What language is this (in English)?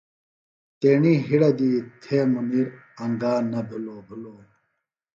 Phalura